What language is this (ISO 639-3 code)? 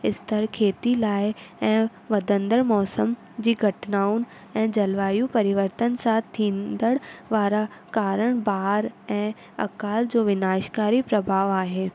snd